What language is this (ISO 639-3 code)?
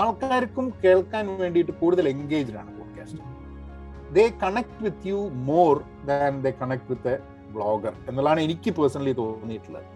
mal